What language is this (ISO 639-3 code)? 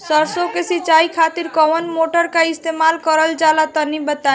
bho